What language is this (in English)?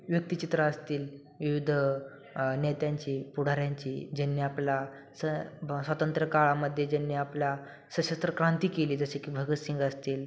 Marathi